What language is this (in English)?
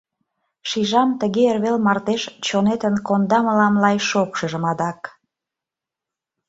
Mari